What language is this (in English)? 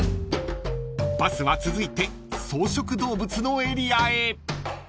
Japanese